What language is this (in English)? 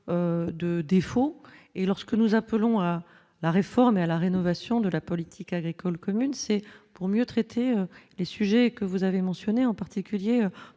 French